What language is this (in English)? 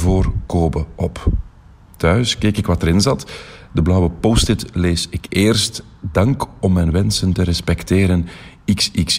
Dutch